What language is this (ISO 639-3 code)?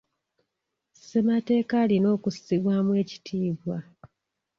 lug